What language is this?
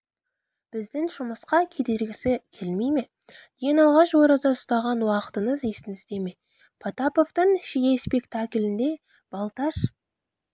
Kazakh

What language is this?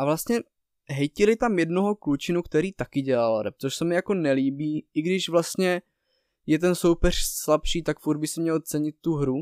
Czech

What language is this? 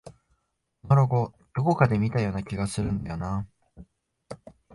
Japanese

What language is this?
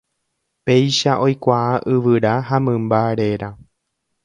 Guarani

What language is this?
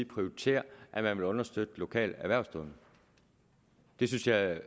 Danish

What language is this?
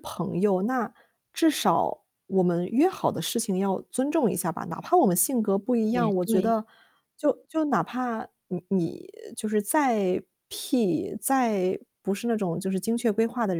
Chinese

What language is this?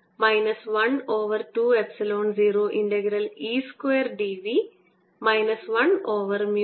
Malayalam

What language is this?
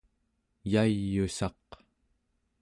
Central Yupik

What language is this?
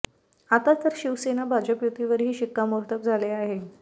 Marathi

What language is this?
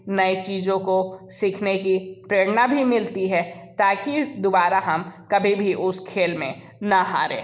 Hindi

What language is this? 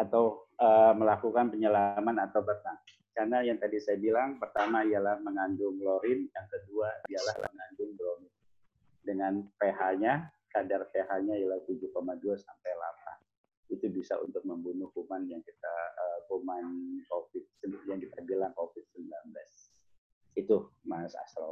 Indonesian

